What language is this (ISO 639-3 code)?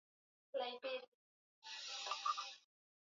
swa